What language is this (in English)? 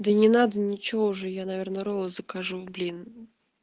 Russian